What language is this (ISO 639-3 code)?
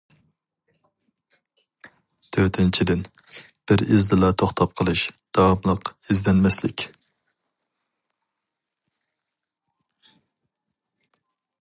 uig